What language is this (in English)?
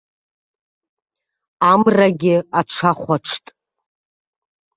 Abkhazian